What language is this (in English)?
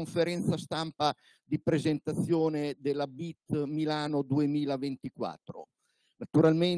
Italian